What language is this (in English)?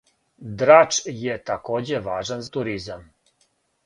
Serbian